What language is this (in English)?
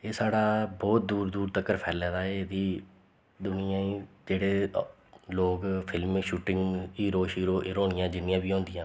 Dogri